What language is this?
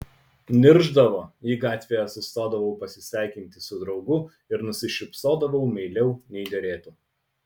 Lithuanian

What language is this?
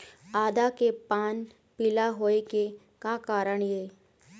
Chhattisgarhi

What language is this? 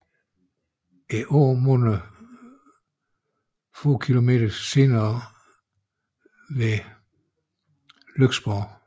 Danish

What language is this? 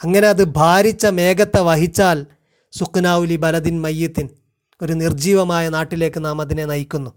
Malayalam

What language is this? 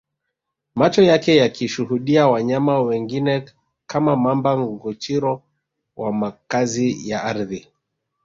Swahili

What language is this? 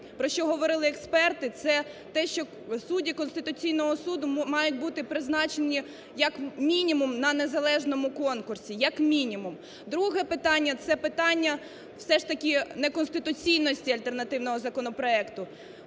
Ukrainian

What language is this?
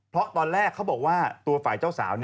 Thai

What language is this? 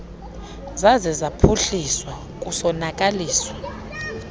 Xhosa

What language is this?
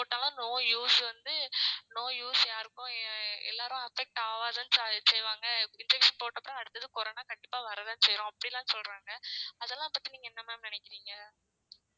Tamil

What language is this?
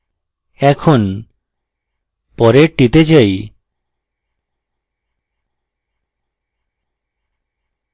Bangla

